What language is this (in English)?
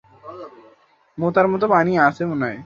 Bangla